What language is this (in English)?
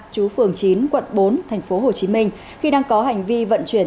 Vietnamese